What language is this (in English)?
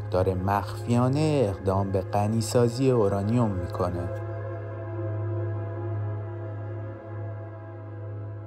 Persian